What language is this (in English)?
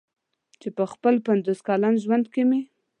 Pashto